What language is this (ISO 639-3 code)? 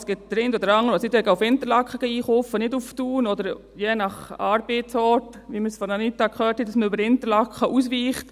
gsw